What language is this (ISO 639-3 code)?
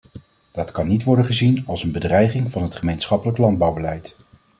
nld